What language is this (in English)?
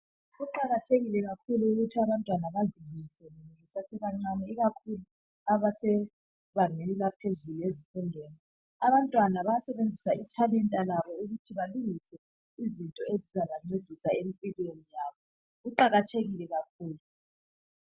North Ndebele